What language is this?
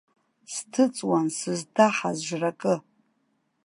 Abkhazian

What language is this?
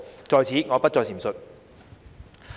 Cantonese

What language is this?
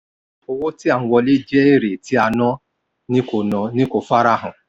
Yoruba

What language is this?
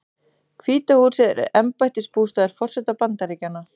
Icelandic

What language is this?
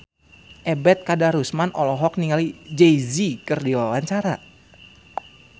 Sundanese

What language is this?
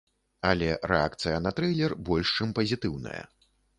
Belarusian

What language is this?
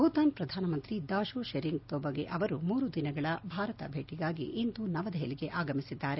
Kannada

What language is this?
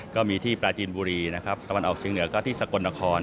Thai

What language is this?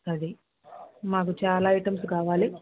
Telugu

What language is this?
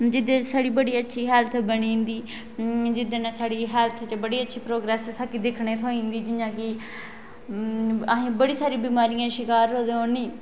Dogri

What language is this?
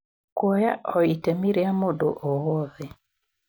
Kikuyu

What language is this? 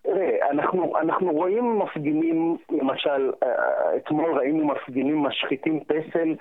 Hebrew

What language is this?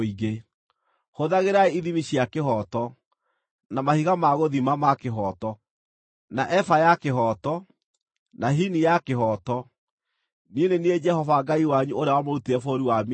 Kikuyu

